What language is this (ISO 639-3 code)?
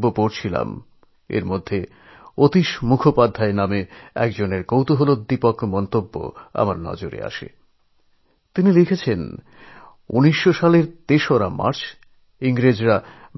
ben